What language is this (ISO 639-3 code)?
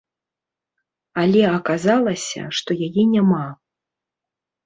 bel